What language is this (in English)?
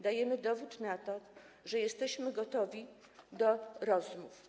Polish